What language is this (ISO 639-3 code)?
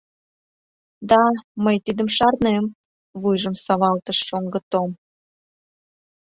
chm